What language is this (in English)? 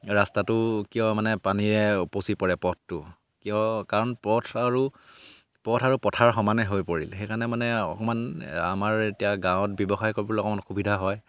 Assamese